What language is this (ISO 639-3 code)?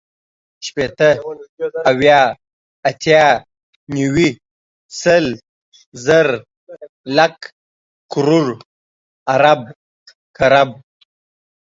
pus